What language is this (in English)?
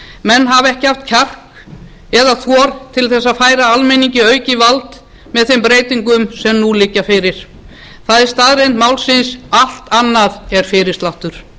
Icelandic